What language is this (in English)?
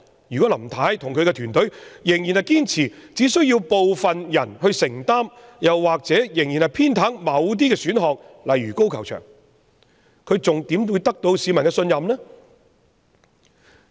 Cantonese